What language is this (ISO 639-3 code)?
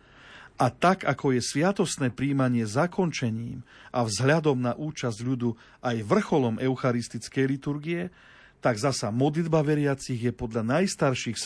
slk